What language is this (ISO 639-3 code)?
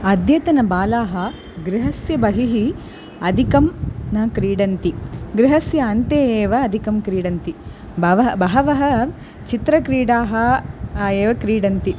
san